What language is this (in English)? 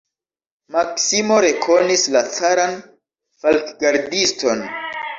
Esperanto